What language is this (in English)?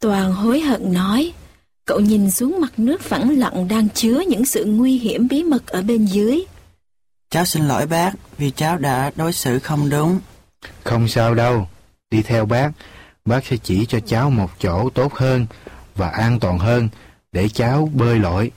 Vietnamese